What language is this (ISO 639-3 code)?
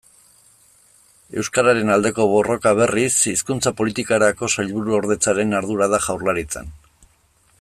eus